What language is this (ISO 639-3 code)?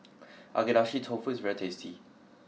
eng